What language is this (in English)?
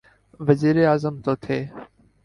Urdu